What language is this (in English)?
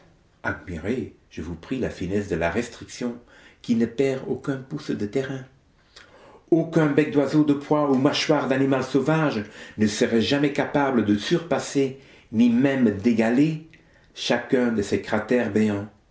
French